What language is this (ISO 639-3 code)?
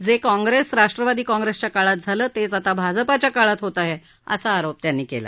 mar